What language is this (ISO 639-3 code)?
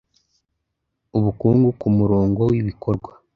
kin